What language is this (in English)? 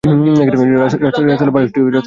Bangla